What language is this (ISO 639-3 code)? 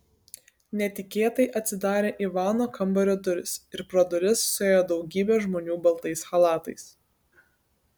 lit